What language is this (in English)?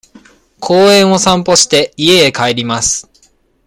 Japanese